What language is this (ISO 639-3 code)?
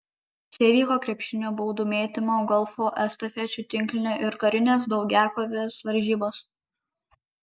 lit